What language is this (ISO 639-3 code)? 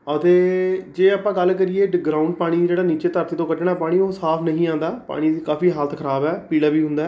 pan